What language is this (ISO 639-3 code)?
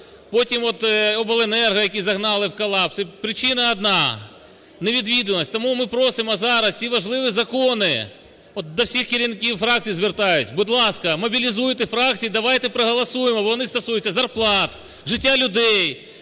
ukr